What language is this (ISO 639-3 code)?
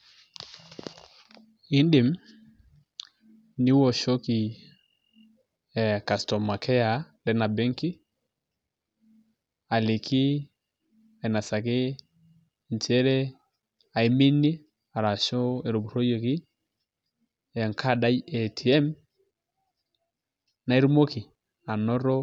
mas